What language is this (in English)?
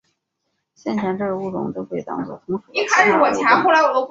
Chinese